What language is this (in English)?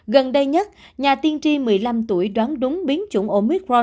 Vietnamese